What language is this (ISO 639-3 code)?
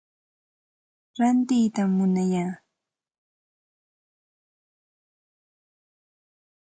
qxt